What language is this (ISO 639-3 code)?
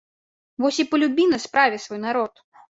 bel